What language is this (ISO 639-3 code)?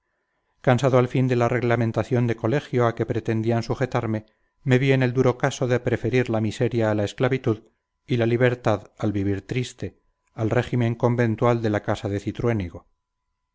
spa